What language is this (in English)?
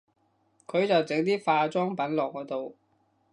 Cantonese